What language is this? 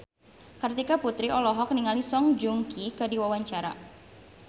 Sundanese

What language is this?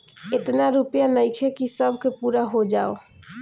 Bhojpuri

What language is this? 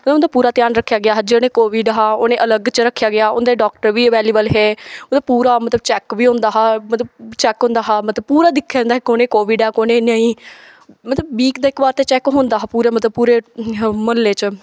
Dogri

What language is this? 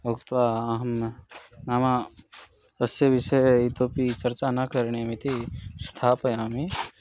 Sanskrit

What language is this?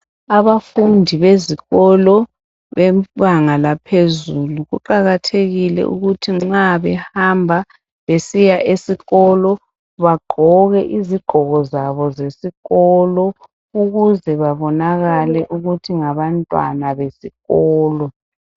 North Ndebele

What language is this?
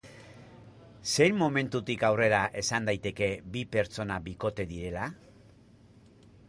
Basque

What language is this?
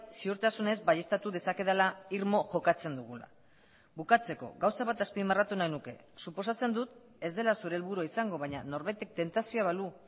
Basque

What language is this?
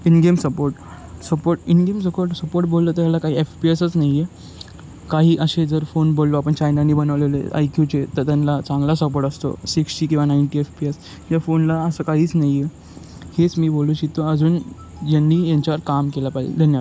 Marathi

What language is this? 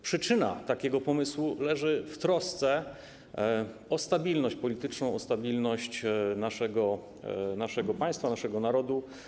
Polish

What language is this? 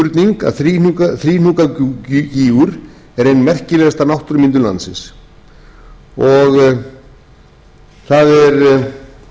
Icelandic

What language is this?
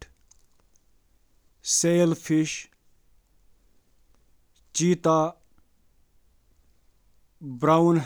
Kashmiri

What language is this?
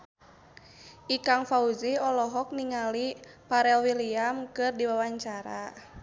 Sundanese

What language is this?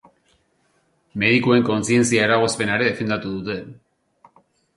Basque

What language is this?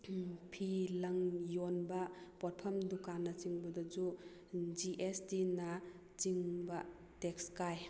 Manipuri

